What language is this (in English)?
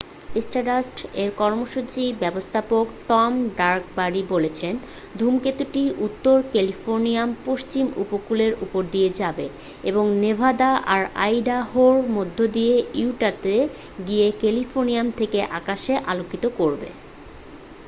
Bangla